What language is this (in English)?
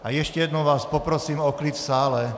Czech